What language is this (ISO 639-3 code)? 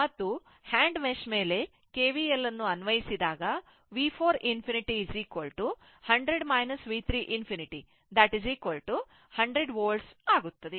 kan